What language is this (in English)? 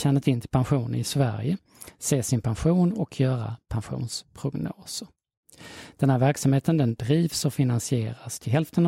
Swedish